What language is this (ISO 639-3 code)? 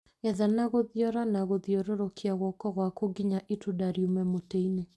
kik